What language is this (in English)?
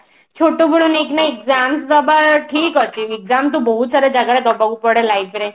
Odia